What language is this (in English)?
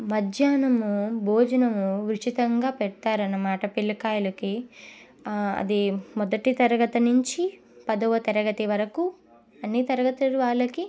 Telugu